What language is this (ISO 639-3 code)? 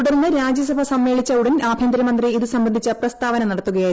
mal